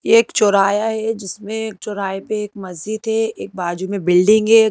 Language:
Hindi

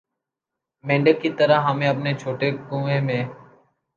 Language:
Urdu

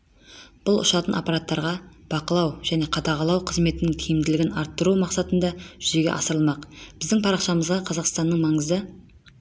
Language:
Kazakh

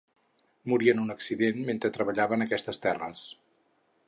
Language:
Catalan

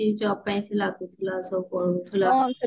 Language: Odia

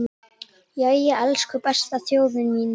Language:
Icelandic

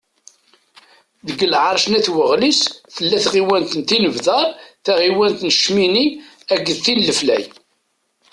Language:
Kabyle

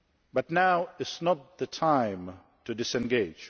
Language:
English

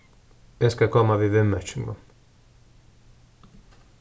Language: Faroese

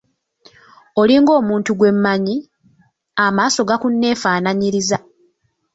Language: Ganda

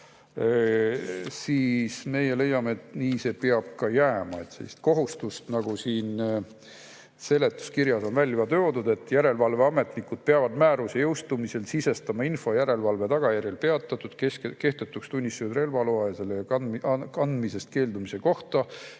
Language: Estonian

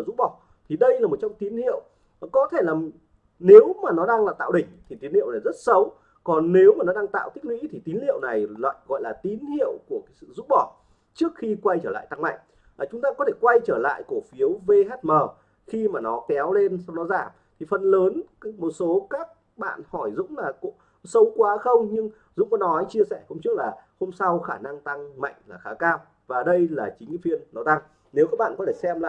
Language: Vietnamese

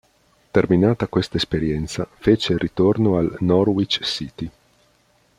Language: Italian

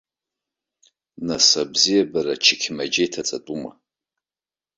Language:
Abkhazian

